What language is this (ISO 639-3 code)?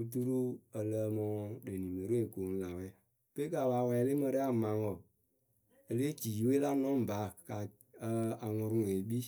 keu